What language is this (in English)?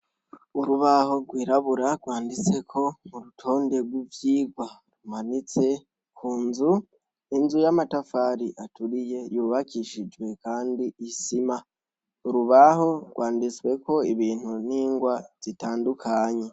Rundi